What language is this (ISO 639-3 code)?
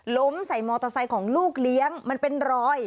tha